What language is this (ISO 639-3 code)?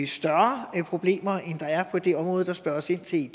dan